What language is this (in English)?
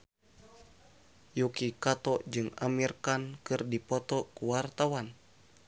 Sundanese